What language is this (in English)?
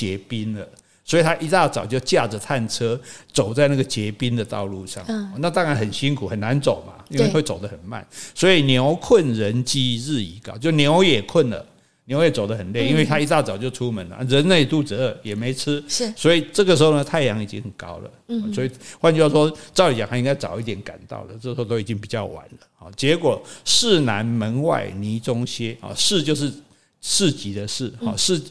Chinese